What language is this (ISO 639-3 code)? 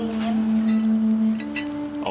ind